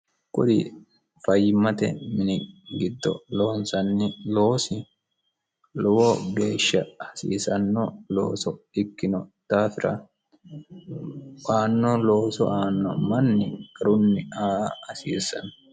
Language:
Sidamo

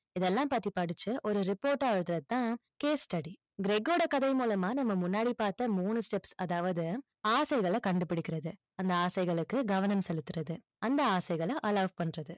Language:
Tamil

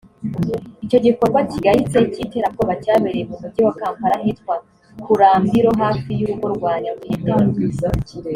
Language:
Kinyarwanda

